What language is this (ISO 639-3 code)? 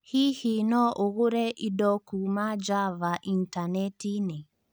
kik